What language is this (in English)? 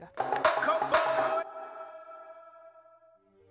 Icelandic